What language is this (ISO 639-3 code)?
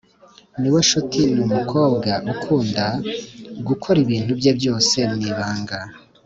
kin